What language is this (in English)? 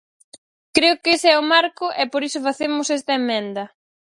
Galician